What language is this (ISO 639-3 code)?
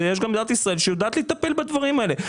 heb